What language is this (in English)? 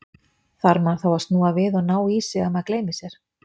Icelandic